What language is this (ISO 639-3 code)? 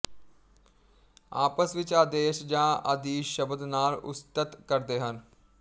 pan